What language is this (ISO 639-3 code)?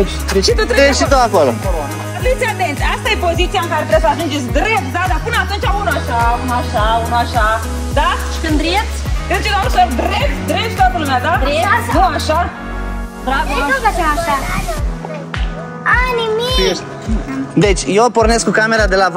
ron